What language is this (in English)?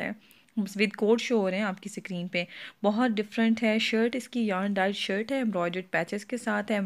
Hindi